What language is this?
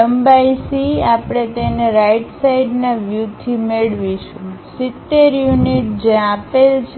Gujarati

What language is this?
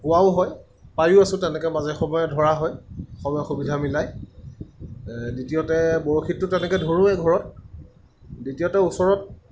Assamese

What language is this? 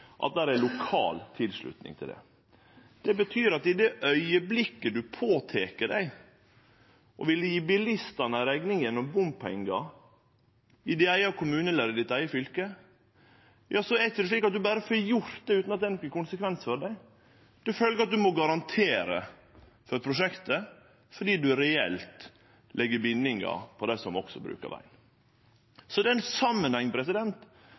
Norwegian Nynorsk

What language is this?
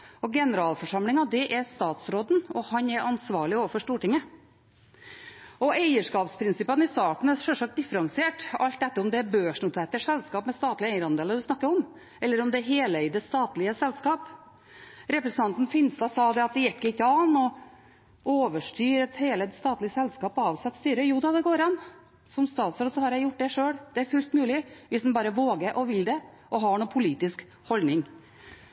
Norwegian Bokmål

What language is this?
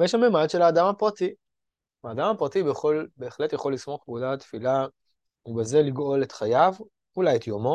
Hebrew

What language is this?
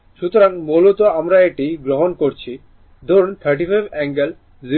Bangla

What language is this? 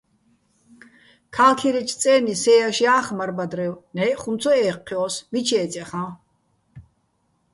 Bats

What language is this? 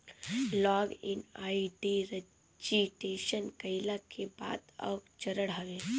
Bhojpuri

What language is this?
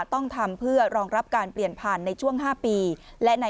Thai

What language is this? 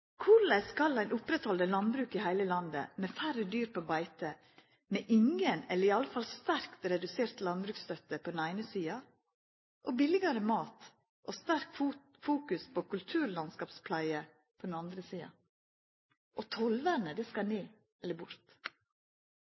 Norwegian Nynorsk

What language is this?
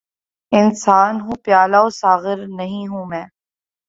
Urdu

